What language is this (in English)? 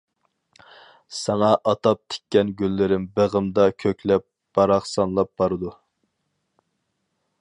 Uyghur